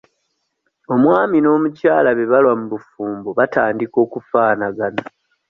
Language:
Ganda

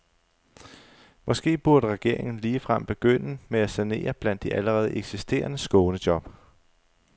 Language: Danish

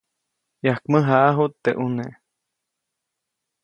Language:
Copainalá Zoque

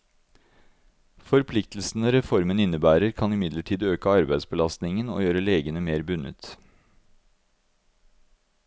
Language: Norwegian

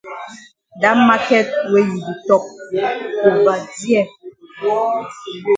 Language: Cameroon Pidgin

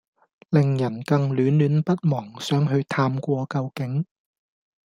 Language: Cantonese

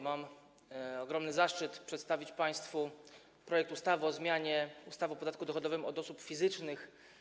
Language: Polish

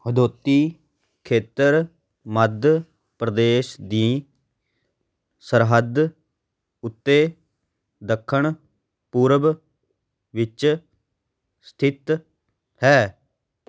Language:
Punjabi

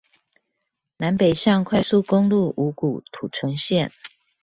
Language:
Chinese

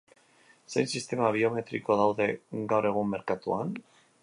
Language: Basque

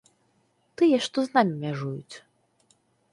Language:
Belarusian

